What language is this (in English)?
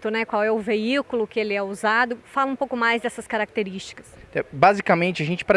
Portuguese